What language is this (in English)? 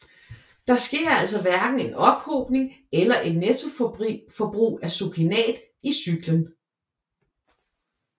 Danish